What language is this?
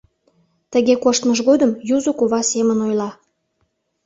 Mari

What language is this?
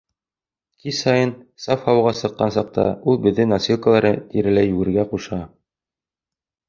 Bashkir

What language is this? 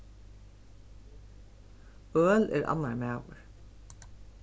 Faroese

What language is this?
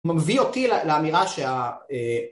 Hebrew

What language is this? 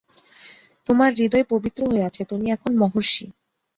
Bangla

